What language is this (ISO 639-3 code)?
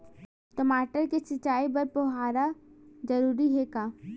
hne